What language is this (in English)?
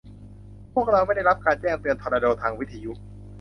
Thai